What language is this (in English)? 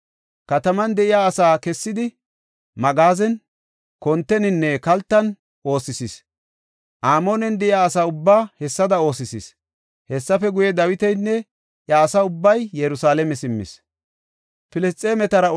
Gofa